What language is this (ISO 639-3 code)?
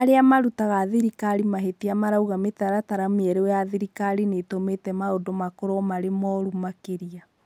kik